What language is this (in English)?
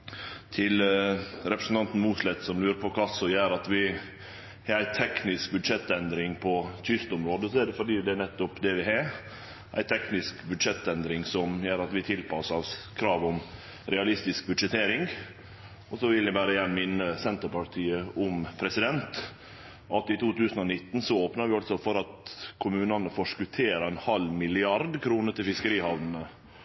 Norwegian Nynorsk